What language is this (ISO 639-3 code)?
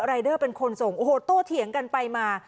tha